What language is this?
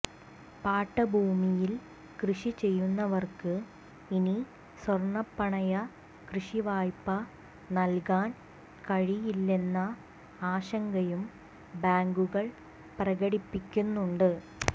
Malayalam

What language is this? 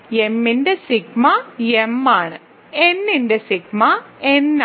Malayalam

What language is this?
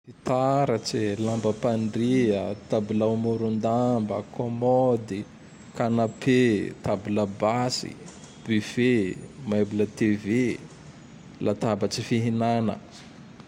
Tandroy-Mahafaly Malagasy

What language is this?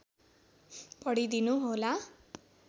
Nepali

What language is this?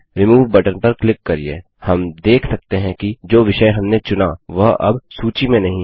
Hindi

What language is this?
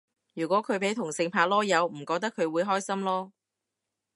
Cantonese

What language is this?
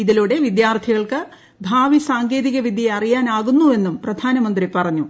Malayalam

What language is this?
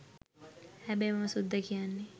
Sinhala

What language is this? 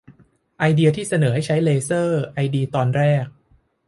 Thai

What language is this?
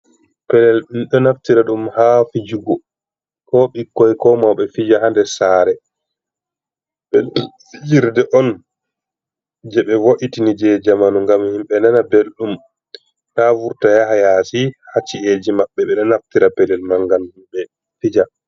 Fula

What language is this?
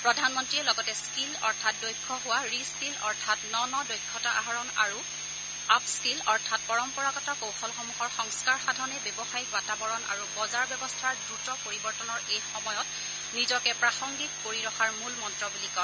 Assamese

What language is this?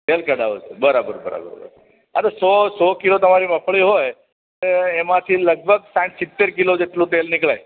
Gujarati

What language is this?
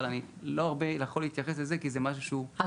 Hebrew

